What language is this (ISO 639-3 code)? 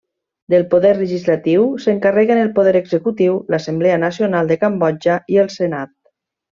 cat